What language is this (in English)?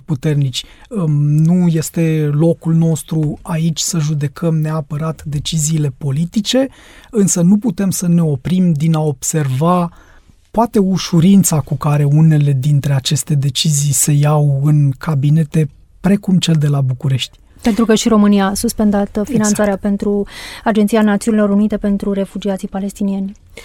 Romanian